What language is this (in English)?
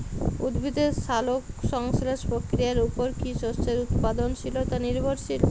Bangla